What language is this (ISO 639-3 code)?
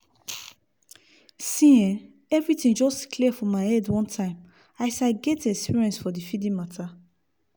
pcm